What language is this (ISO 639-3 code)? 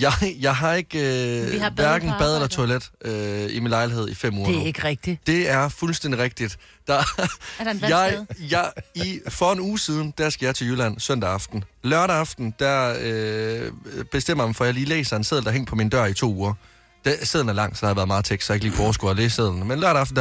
dan